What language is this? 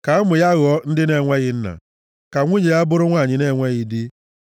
Igbo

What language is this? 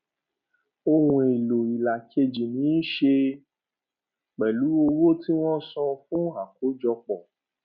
Yoruba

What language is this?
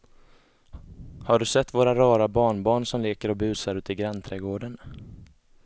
Swedish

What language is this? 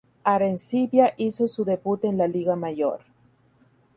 Spanish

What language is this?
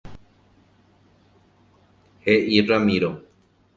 Guarani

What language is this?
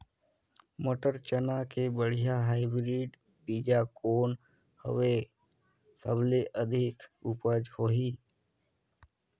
Chhattisgarhi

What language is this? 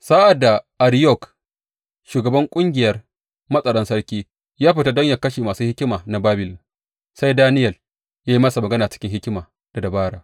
Hausa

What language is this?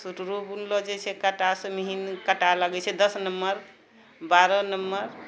Maithili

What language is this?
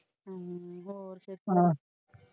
Punjabi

